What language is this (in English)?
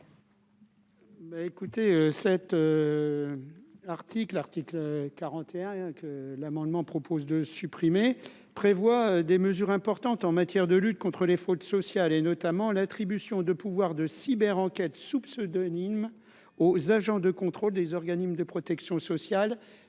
French